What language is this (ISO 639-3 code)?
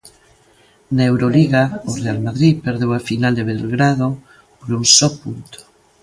glg